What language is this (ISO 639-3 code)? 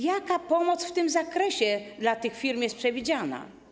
pol